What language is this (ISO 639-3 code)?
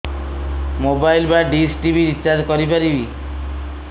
ori